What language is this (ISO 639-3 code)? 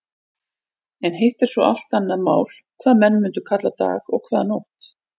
isl